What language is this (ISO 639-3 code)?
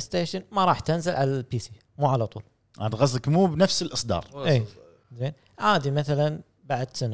ara